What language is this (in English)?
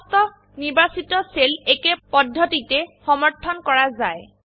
Assamese